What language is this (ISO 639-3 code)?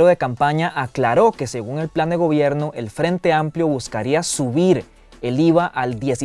spa